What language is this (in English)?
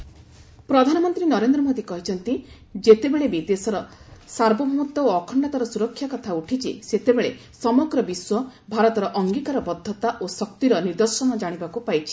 Odia